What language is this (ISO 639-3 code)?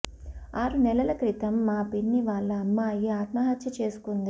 tel